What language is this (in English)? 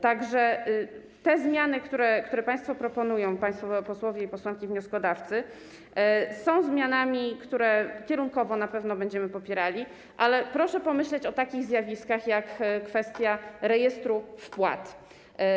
Polish